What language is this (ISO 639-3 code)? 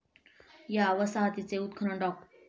mar